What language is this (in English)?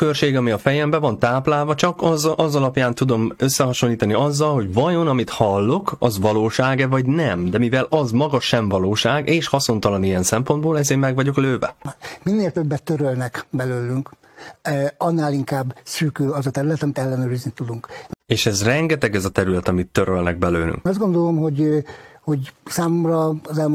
Hungarian